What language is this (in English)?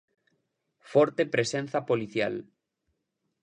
Galician